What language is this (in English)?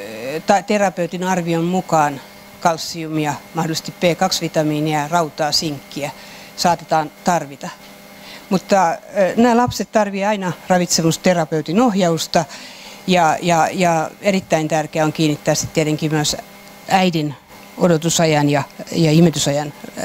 Finnish